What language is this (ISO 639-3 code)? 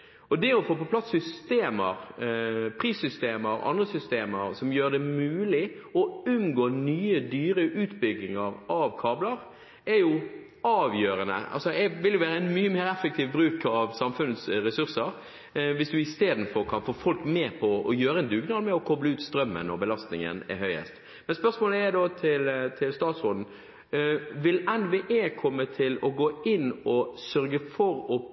nob